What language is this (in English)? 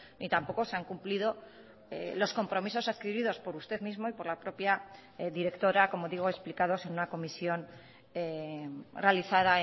Spanish